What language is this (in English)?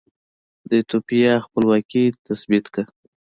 Pashto